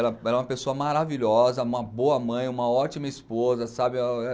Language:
Portuguese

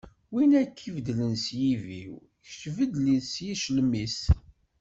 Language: Kabyle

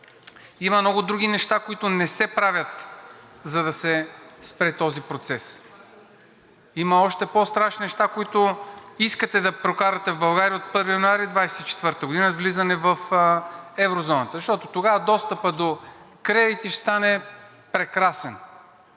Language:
Bulgarian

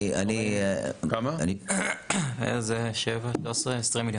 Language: Hebrew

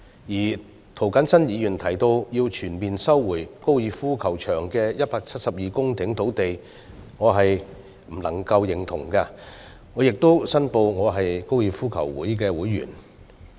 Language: Cantonese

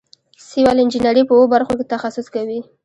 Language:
Pashto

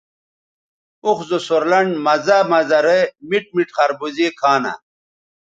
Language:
Bateri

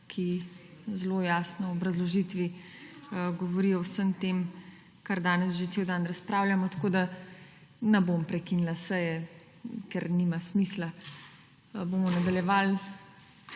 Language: Slovenian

